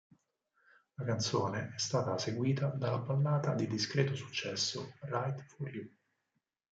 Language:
Italian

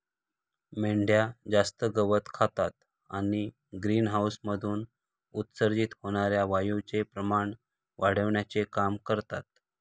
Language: Marathi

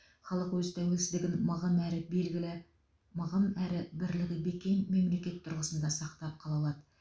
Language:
Kazakh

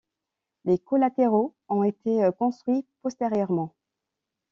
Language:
French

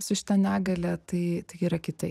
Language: Lithuanian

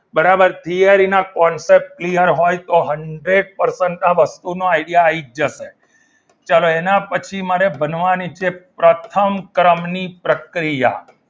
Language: Gujarati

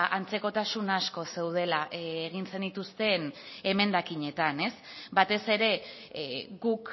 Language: Basque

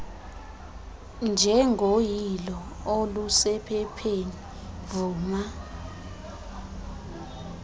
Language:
Xhosa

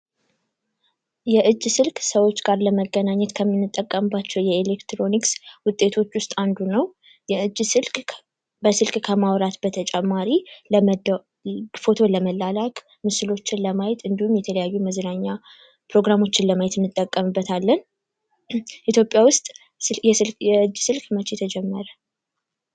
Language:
Amharic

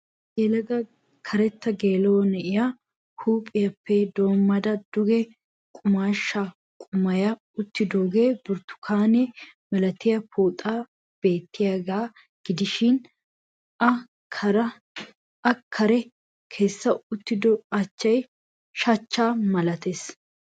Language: Wolaytta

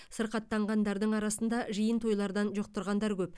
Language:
Kazakh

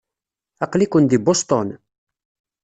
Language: Kabyle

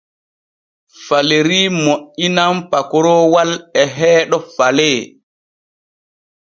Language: Borgu Fulfulde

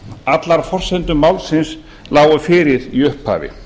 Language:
Icelandic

